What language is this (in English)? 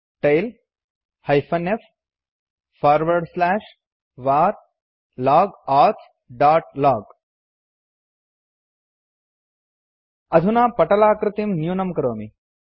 Sanskrit